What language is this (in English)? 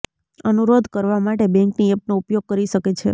Gujarati